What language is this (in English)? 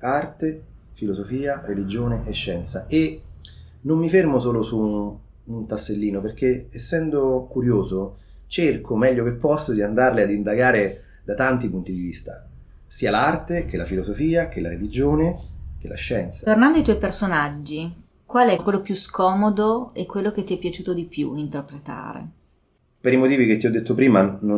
Italian